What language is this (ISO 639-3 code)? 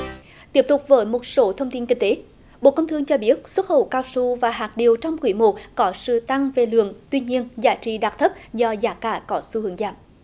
vie